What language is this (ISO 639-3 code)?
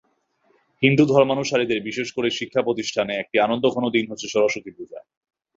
ben